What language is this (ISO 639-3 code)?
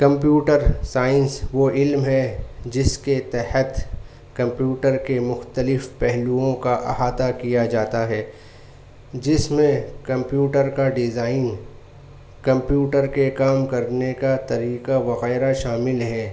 urd